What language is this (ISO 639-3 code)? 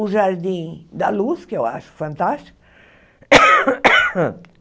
por